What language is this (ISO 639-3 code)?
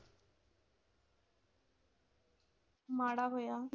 pan